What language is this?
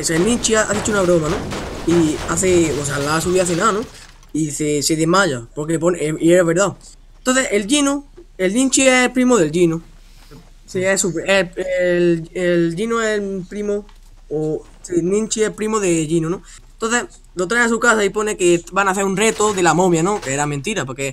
Spanish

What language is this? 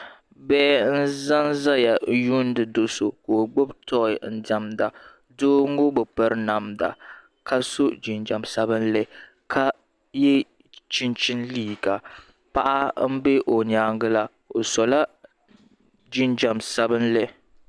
Dagbani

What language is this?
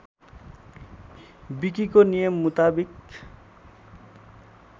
Nepali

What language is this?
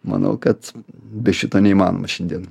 Lithuanian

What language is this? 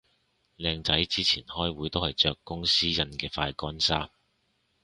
Cantonese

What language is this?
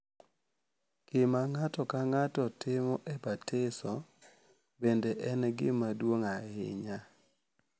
Luo (Kenya and Tanzania)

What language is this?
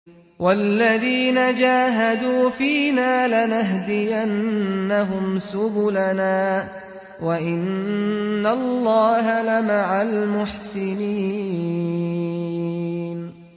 Arabic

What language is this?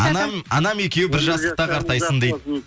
Kazakh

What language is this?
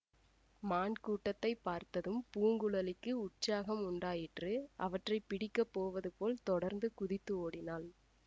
Tamil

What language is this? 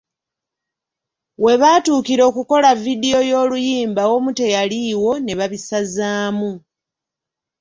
Ganda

